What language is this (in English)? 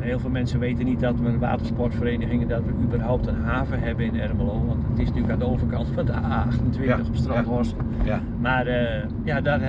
Dutch